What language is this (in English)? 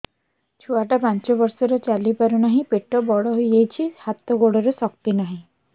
Odia